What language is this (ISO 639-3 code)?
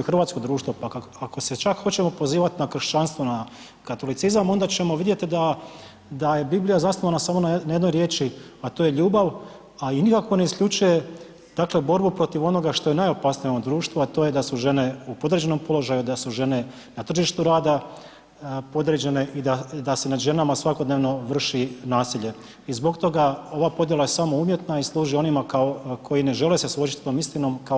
hrv